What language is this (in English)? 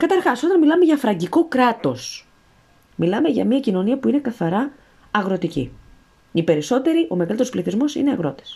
Greek